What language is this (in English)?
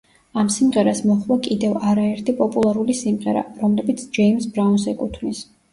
Georgian